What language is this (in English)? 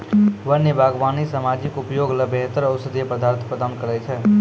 Maithili